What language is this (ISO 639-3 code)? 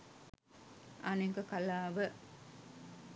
sin